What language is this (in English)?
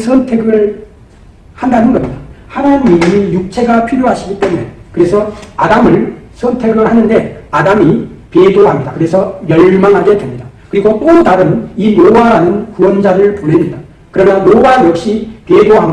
Korean